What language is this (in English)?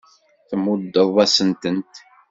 Kabyle